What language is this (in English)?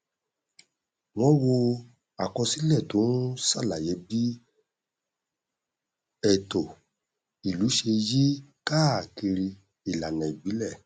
Yoruba